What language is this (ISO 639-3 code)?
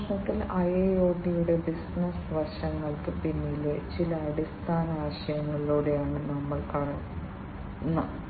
mal